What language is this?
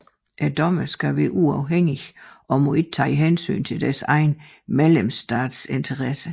Danish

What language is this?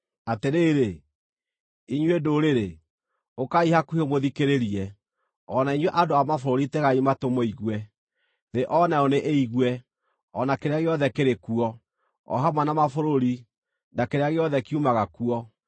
Kikuyu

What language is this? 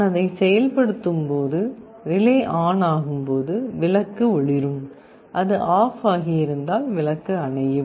Tamil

